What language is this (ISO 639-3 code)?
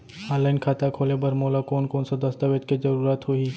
hne